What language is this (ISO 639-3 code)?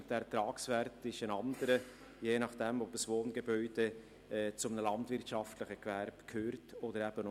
gsw